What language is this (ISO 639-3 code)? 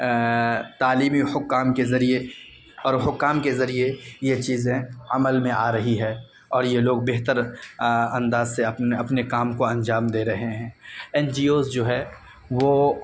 urd